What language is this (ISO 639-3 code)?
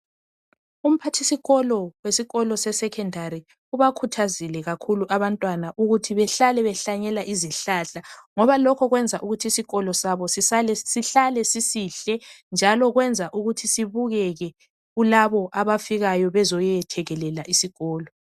nde